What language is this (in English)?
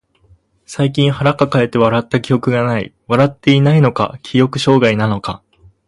Japanese